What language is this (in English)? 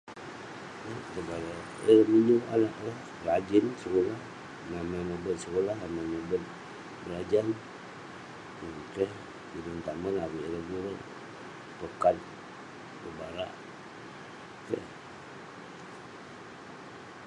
Western Penan